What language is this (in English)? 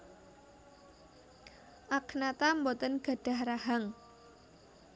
Javanese